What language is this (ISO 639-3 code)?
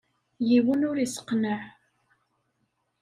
kab